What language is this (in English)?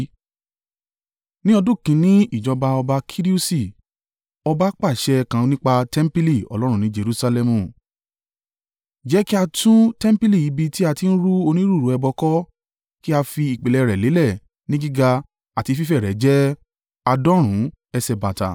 Yoruba